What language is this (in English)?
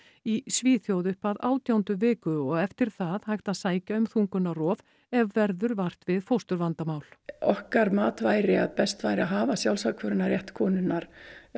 Icelandic